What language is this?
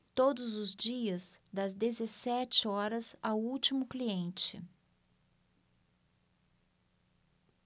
Portuguese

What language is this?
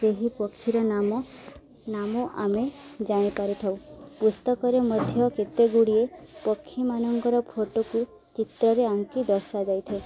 Odia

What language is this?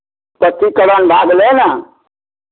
Maithili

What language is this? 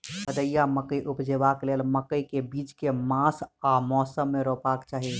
Maithili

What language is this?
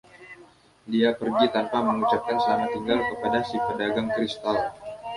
Indonesian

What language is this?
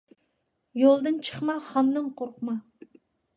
Uyghur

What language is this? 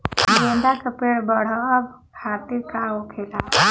Bhojpuri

